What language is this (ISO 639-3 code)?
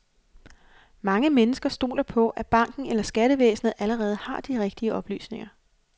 dan